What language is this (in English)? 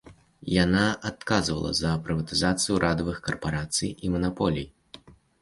Belarusian